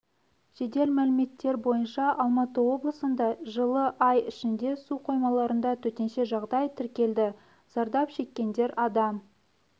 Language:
Kazakh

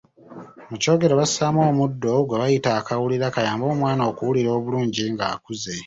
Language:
Ganda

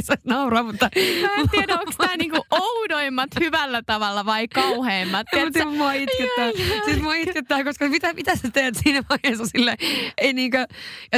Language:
Finnish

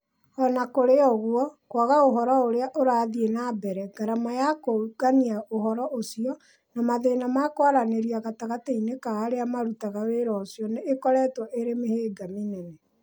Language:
Kikuyu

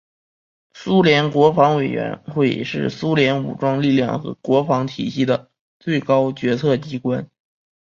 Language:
Chinese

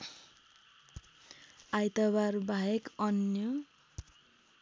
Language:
Nepali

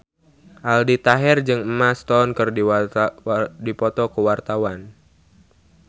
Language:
Sundanese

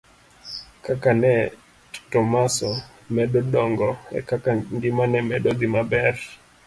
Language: Luo (Kenya and Tanzania)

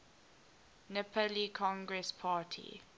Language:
English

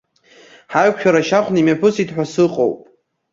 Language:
Abkhazian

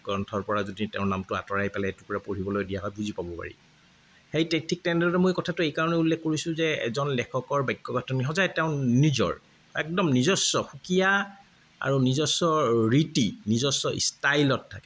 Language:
Assamese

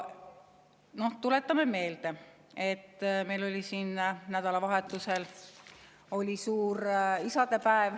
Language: Estonian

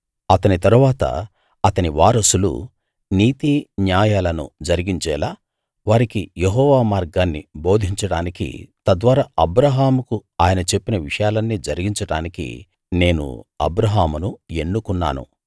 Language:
Telugu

